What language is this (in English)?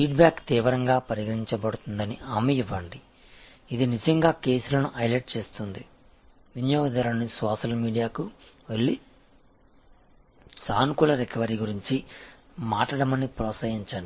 Telugu